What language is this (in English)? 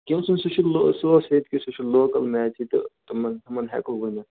Kashmiri